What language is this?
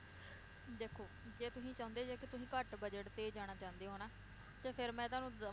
Punjabi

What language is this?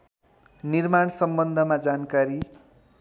Nepali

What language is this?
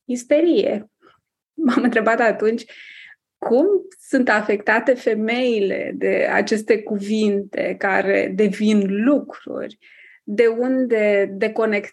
Romanian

